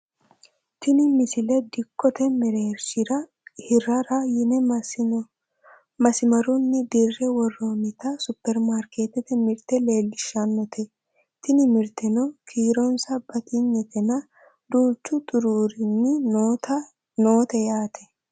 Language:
Sidamo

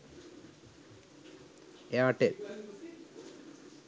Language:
Sinhala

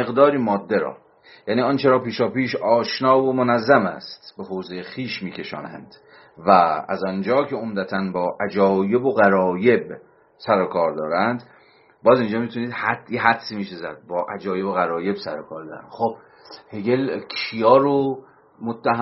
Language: Persian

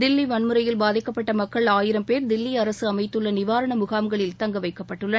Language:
Tamil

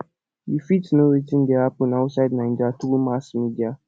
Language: Nigerian Pidgin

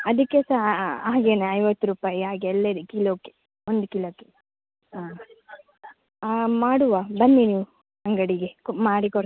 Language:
Kannada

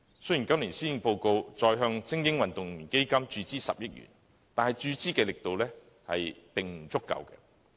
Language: Cantonese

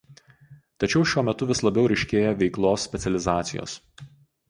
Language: Lithuanian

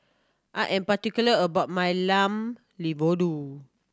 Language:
English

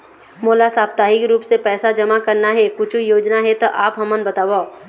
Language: Chhattisgarhi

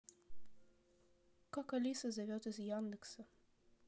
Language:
Russian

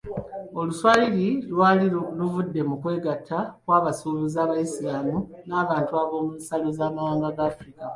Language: Ganda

